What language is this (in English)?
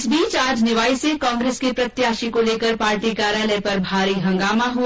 Hindi